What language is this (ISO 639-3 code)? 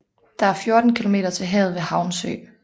dan